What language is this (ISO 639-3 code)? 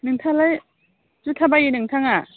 brx